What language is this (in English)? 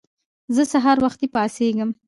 Pashto